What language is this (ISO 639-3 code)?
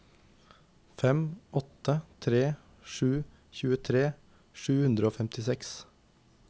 nor